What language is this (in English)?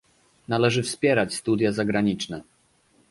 Polish